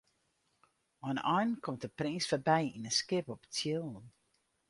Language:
Western Frisian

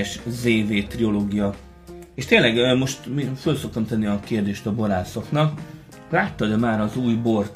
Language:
Hungarian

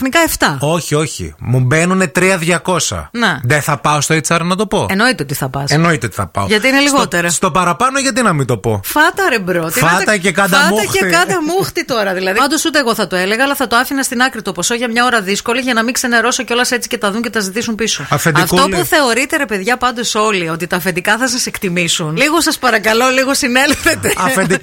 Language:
Greek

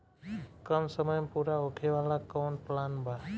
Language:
Bhojpuri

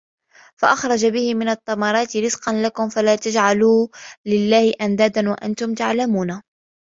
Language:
Arabic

